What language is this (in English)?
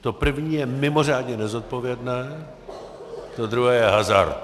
Czech